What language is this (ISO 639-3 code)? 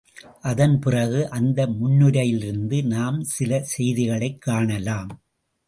tam